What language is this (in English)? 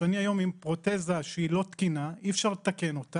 Hebrew